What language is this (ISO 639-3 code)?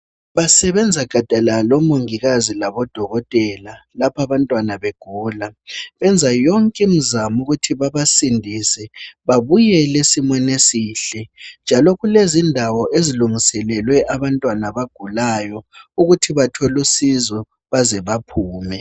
nde